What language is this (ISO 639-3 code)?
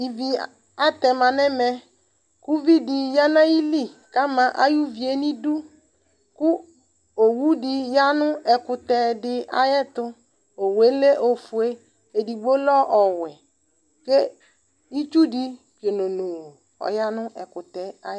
kpo